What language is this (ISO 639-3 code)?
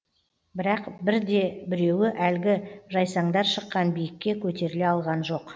kaz